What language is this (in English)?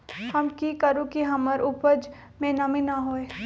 Magahi